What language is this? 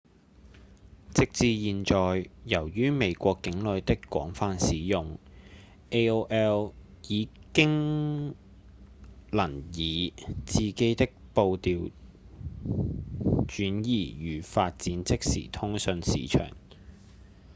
Cantonese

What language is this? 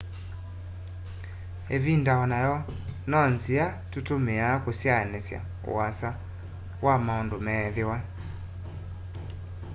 Kamba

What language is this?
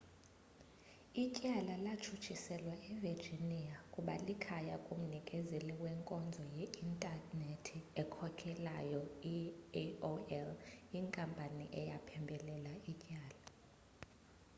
Xhosa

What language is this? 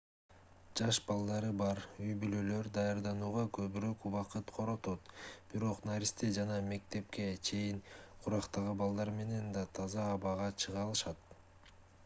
Kyrgyz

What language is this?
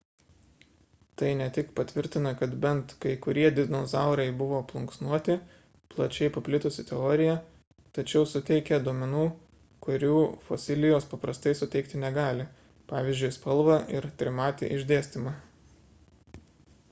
Lithuanian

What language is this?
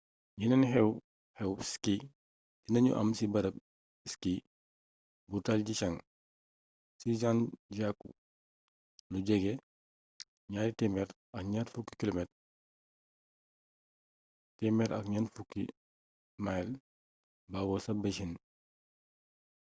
Wolof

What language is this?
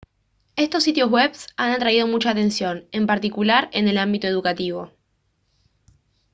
Spanish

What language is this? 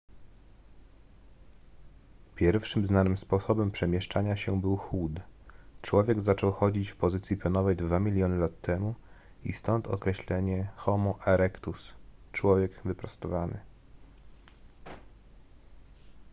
Polish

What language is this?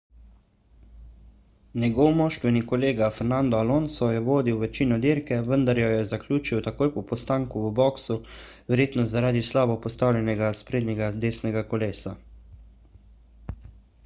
Slovenian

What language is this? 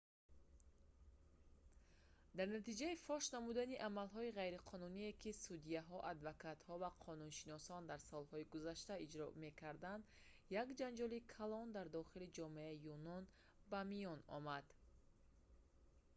Tajik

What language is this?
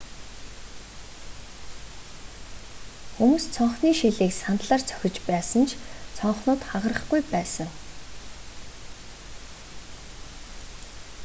Mongolian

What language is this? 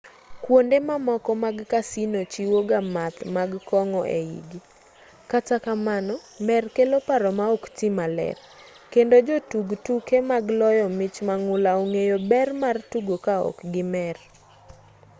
Luo (Kenya and Tanzania)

